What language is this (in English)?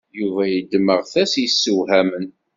Kabyle